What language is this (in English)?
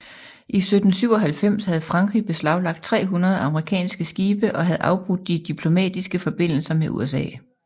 Danish